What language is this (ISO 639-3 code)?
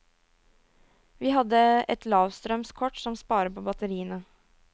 nor